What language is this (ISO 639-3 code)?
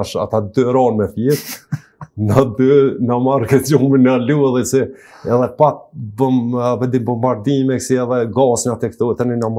ron